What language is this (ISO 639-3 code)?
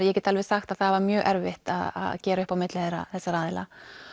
isl